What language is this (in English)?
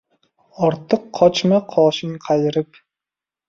Uzbek